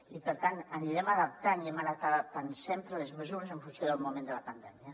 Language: Catalan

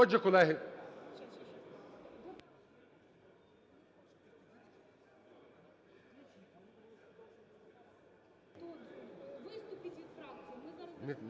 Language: Ukrainian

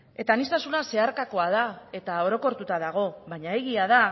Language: Basque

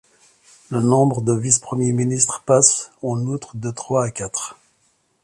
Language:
French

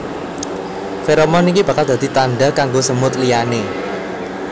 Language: Javanese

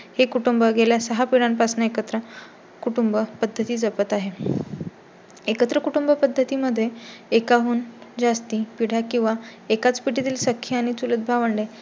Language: Marathi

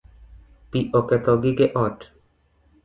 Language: Luo (Kenya and Tanzania)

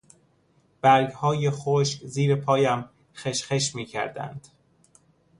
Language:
Persian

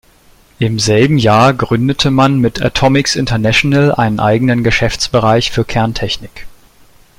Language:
German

